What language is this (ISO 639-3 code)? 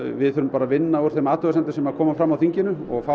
isl